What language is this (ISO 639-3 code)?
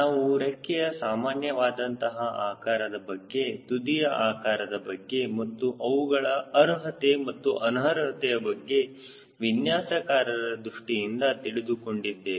kan